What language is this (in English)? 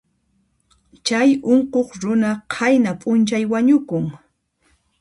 Puno Quechua